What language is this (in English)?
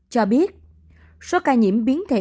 Vietnamese